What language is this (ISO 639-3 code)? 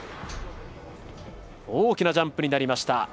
jpn